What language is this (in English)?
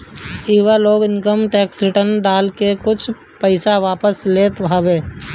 Bhojpuri